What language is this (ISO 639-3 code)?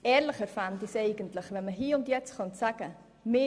gsw